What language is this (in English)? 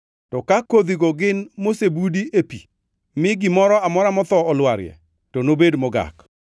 Luo (Kenya and Tanzania)